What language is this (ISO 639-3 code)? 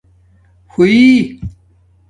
dmk